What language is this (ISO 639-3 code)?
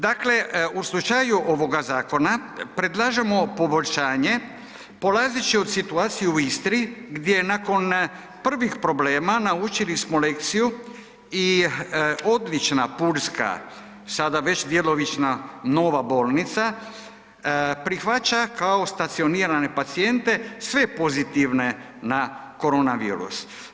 hrv